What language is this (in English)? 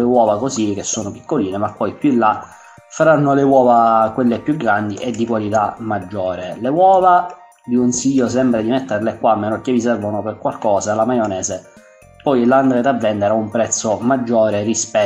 Italian